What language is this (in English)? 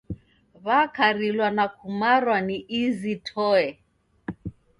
Taita